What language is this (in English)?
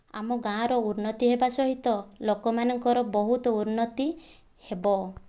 Odia